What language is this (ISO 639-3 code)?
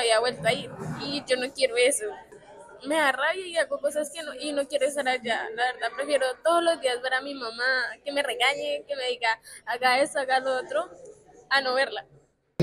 spa